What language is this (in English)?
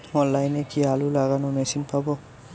Bangla